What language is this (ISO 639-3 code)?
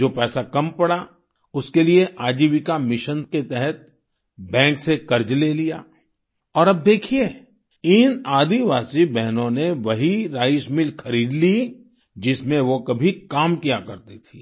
hin